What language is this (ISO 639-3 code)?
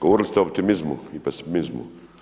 hrv